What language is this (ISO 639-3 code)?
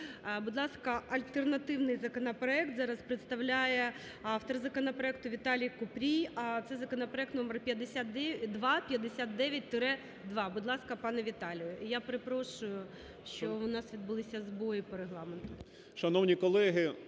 ukr